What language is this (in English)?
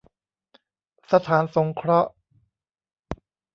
Thai